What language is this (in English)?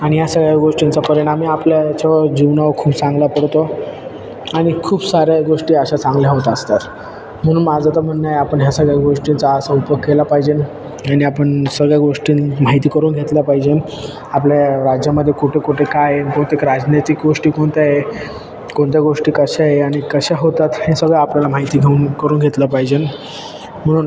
Marathi